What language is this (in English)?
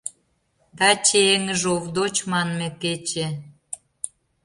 Mari